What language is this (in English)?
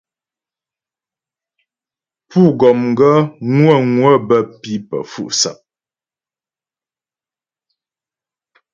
Ghomala